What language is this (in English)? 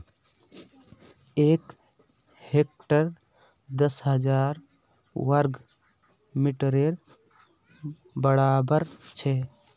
Magahi